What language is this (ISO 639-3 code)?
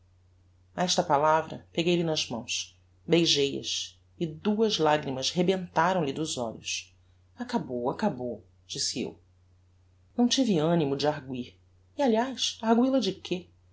por